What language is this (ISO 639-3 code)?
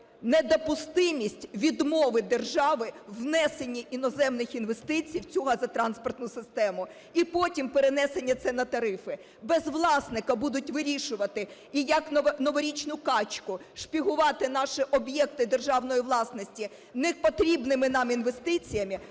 ukr